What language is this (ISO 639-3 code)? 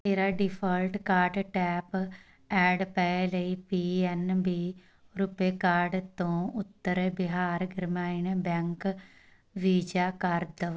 pan